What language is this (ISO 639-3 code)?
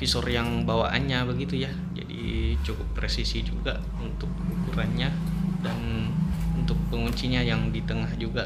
ind